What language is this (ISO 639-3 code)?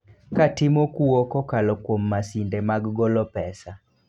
luo